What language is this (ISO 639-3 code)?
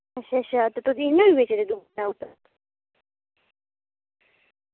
doi